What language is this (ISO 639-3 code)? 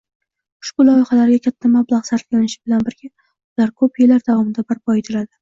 uzb